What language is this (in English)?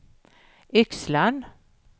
Swedish